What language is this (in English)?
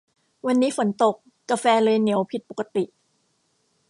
Thai